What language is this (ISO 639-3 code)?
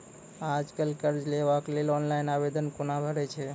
mai